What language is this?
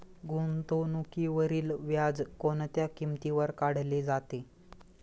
Marathi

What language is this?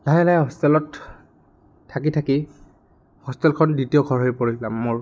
Assamese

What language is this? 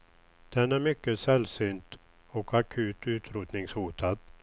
Swedish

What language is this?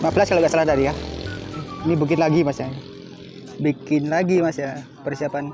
Indonesian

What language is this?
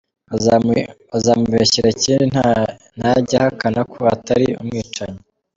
Kinyarwanda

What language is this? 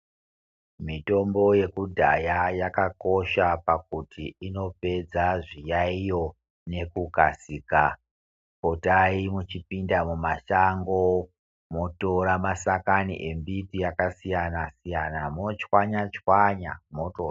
Ndau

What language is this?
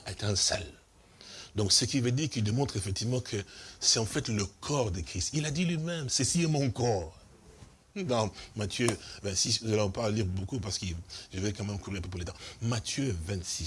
French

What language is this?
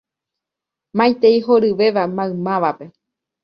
Guarani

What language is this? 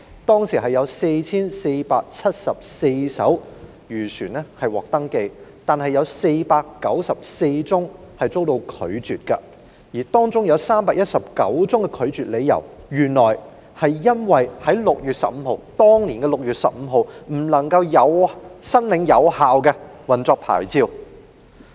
Cantonese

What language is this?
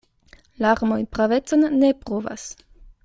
Esperanto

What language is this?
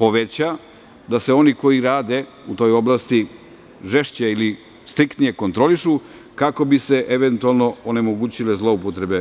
Serbian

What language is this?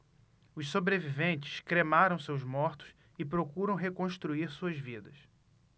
Portuguese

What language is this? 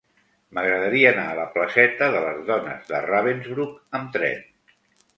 Catalan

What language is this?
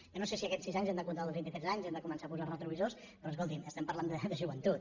Catalan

